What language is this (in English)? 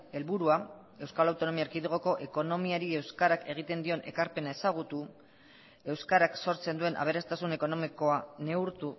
Basque